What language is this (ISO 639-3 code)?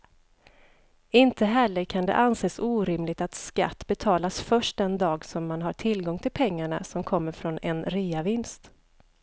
swe